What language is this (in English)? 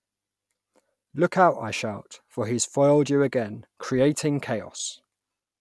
English